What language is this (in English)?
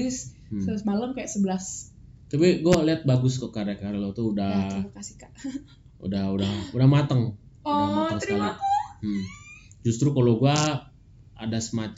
Indonesian